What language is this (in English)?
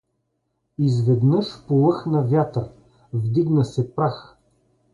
Bulgarian